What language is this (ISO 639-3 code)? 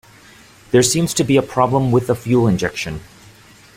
eng